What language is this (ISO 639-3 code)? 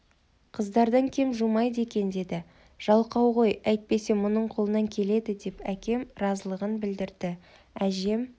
kaz